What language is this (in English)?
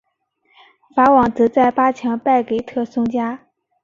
Chinese